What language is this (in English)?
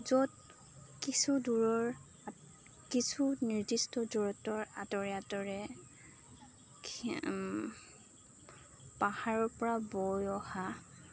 Assamese